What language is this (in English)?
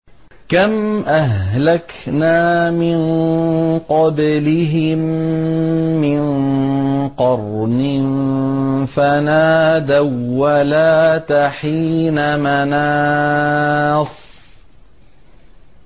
Arabic